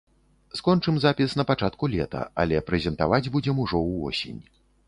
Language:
Belarusian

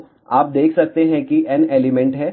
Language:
Hindi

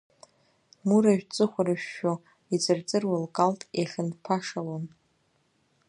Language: Abkhazian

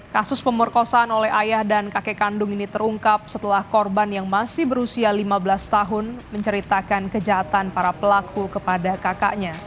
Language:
Indonesian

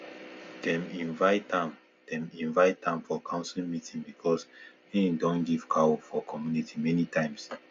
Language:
Nigerian Pidgin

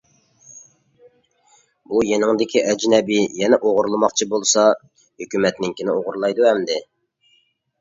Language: Uyghur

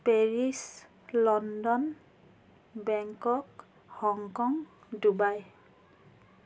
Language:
Assamese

